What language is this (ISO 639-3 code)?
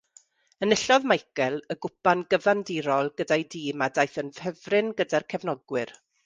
cym